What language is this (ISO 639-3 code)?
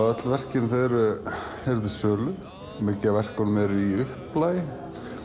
isl